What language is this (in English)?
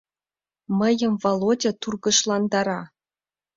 Mari